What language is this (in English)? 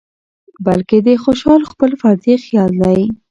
Pashto